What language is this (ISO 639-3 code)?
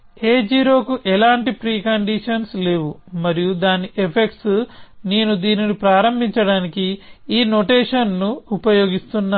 tel